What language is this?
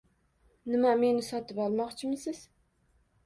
Uzbek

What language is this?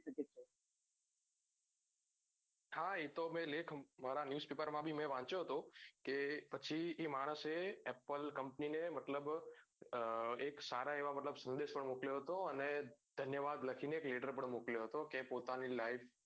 Gujarati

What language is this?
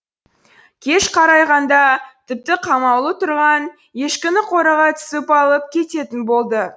Kazakh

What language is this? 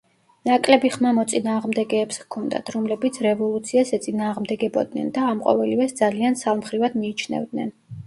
Georgian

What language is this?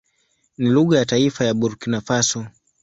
Swahili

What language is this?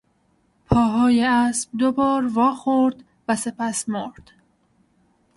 Persian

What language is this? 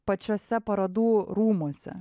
Lithuanian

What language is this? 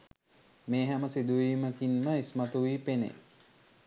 Sinhala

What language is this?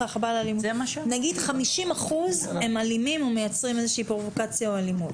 Hebrew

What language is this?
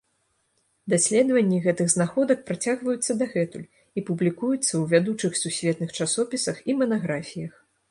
Belarusian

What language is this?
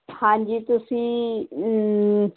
Punjabi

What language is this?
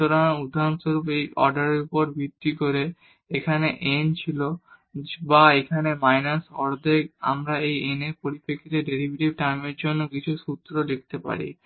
Bangla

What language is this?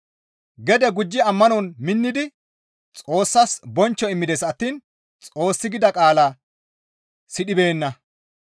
Gamo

